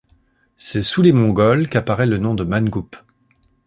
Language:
French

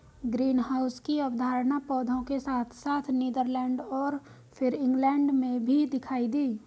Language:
Hindi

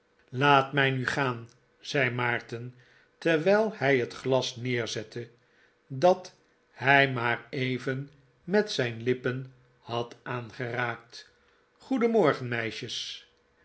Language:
Dutch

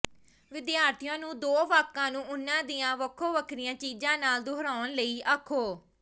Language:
Punjabi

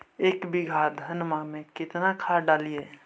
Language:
Magahi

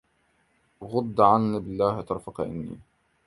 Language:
Arabic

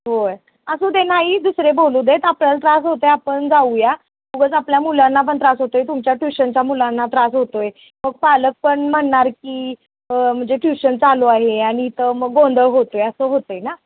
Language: Marathi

